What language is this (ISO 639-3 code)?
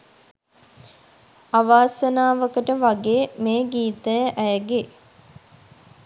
sin